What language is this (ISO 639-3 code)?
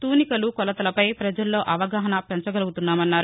tel